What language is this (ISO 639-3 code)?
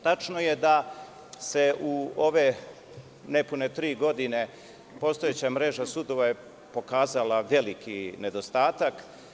srp